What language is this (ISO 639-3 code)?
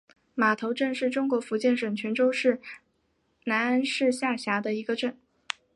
zho